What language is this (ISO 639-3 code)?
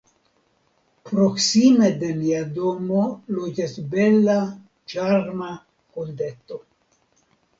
epo